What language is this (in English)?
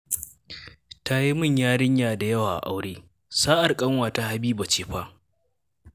Hausa